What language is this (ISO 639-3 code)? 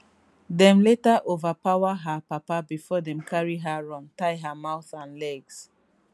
pcm